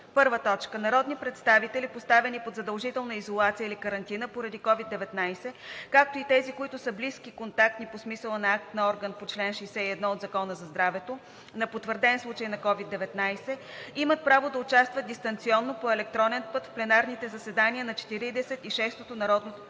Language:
Bulgarian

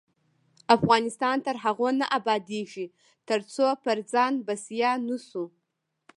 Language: Pashto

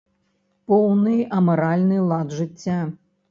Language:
Belarusian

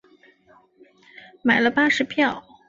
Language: Chinese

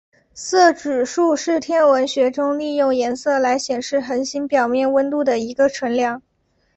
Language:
Chinese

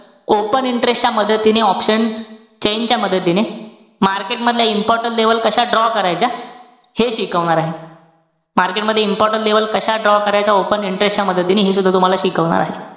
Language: Marathi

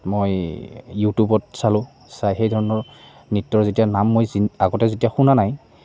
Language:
Assamese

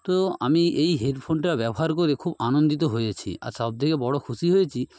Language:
Bangla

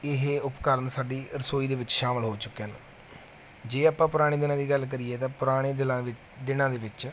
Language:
Punjabi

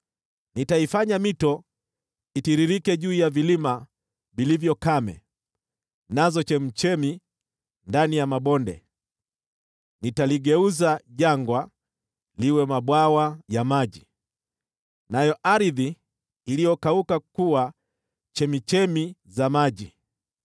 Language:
Swahili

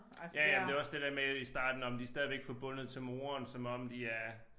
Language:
Danish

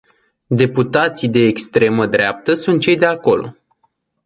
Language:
Romanian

